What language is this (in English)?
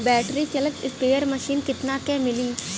Bhojpuri